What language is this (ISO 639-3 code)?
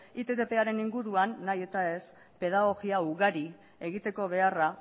eus